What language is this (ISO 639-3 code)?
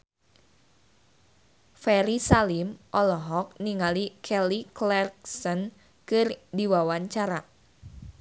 sun